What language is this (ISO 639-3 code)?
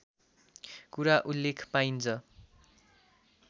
nep